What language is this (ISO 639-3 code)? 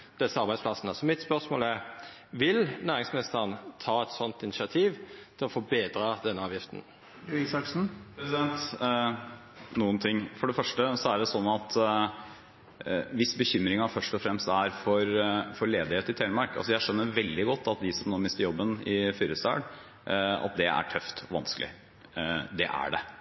nor